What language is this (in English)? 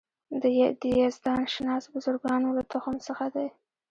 Pashto